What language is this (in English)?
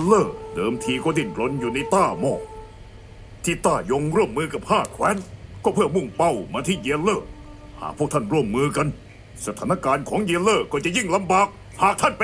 Thai